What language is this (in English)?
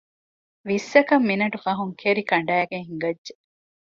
Divehi